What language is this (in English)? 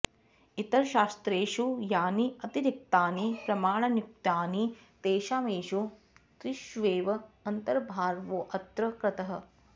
Sanskrit